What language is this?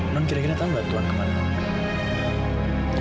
Indonesian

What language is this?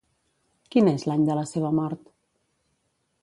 Catalan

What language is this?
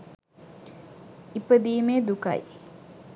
Sinhala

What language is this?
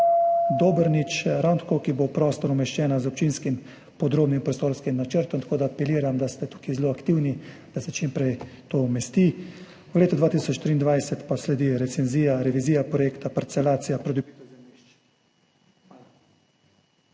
Slovenian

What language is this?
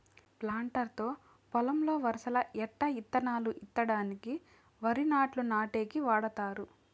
Telugu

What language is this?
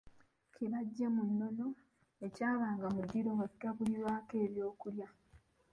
Ganda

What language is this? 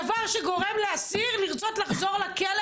Hebrew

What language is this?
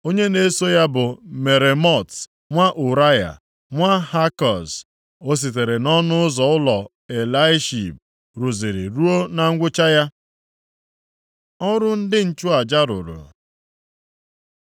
Igbo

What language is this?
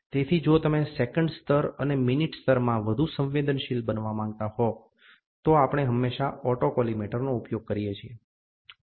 Gujarati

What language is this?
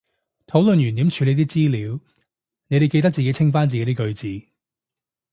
Cantonese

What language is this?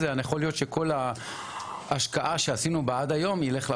Hebrew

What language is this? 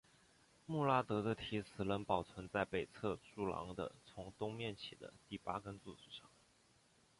Chinese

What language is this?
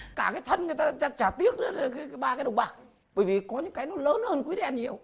Vietnamese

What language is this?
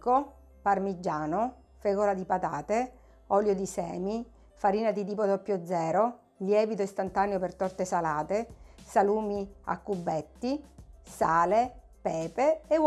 Italian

